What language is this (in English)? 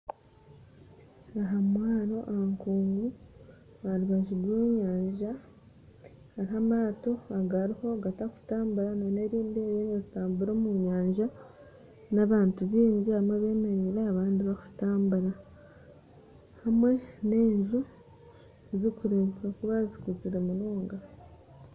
Nyankole